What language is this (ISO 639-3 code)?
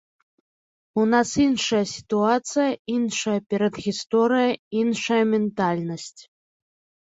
bel